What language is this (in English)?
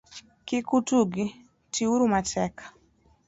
Luo (Kenya and Tanzania)